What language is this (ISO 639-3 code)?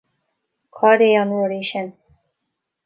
gle